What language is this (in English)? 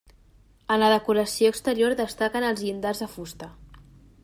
Catalan